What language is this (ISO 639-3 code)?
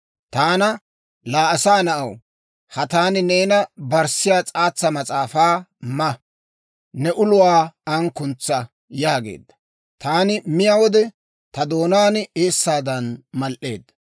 dwr